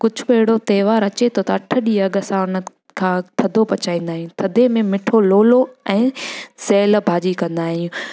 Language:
Sindhi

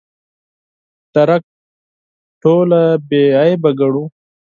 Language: Pashto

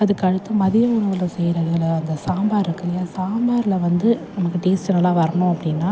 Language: Tamil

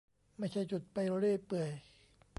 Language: Thai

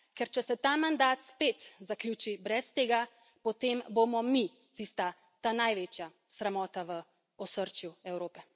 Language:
Slovenian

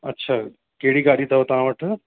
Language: Sindhi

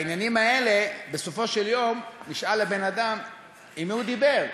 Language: Hebrew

